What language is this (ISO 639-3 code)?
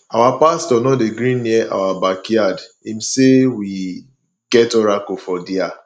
pcm